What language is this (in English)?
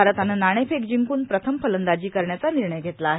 Marathi